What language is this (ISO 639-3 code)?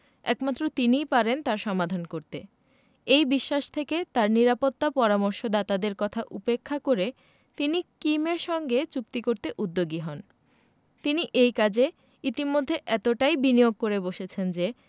ben